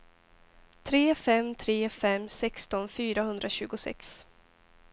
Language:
Swedish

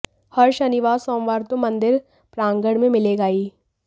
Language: Hindi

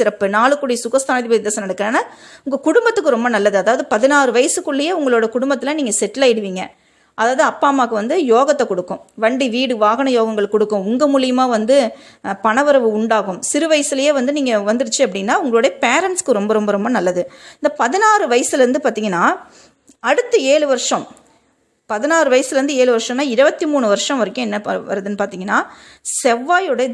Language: Tamil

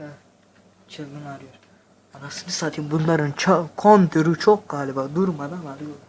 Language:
Turkish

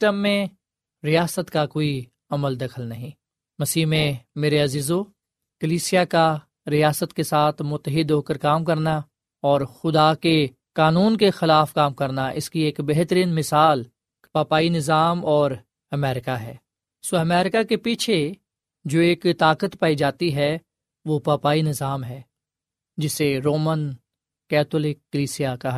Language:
Urdu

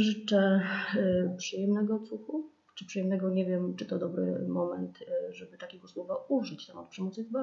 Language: Polish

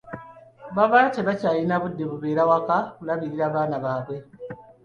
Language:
Ganda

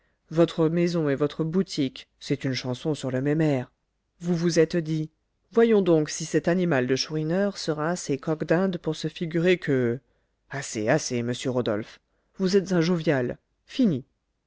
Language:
French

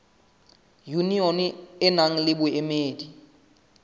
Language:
Southern Sotho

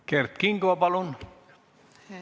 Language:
Estonian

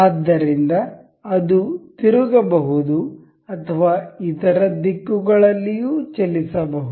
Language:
Kannada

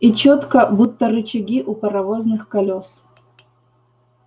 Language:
Russian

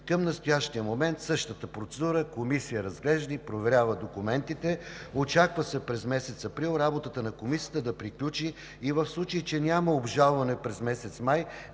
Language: Bulgarian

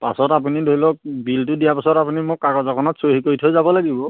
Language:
Assamese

